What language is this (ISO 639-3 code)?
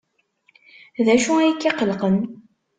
kab